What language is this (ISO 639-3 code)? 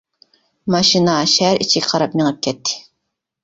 uig